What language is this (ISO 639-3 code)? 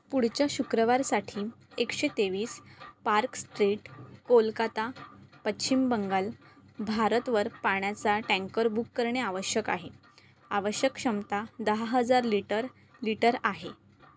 mar